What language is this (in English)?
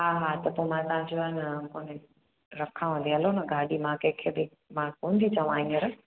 Sindhi